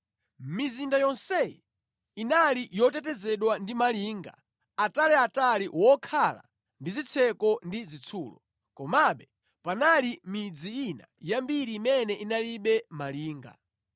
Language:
Nyanja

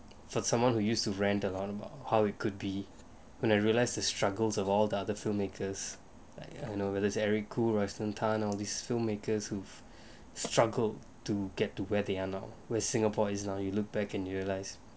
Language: English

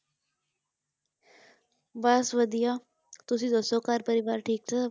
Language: Punjabi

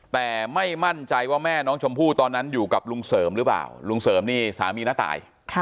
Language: Thai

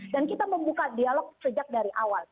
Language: Indonesian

